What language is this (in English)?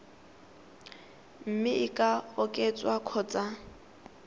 Tswana